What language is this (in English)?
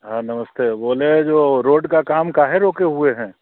Hindi